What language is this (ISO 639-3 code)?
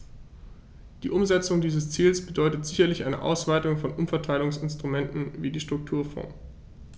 deu